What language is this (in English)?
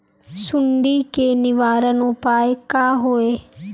Magahi